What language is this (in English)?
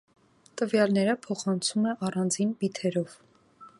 Armenian